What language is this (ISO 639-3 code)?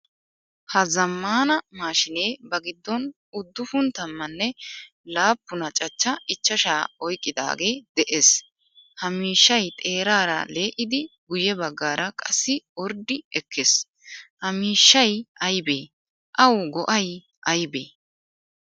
wal